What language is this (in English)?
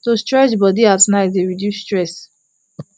Nigerian Pidgin